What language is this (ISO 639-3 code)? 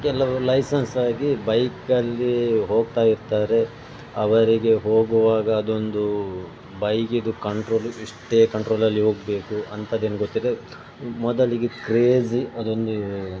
kan